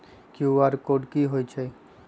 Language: Magahi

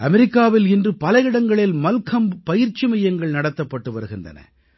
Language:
Tamil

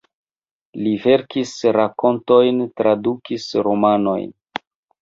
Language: Esperanto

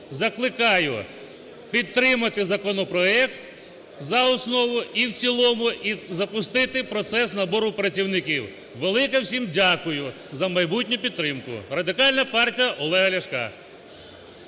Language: Ukrainian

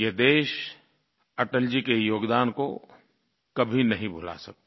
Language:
Hindi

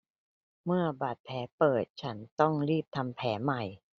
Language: Thai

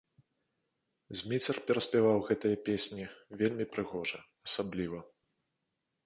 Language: Belarusian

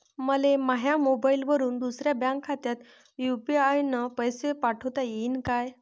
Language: Marathi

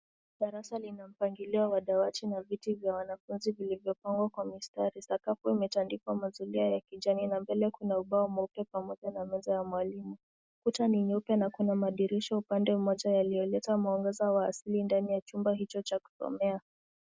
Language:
Swahili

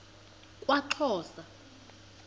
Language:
Xhosa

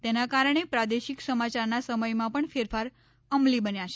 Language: Gujarati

